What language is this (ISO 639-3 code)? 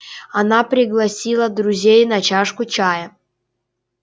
rus